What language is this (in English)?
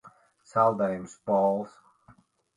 Latvian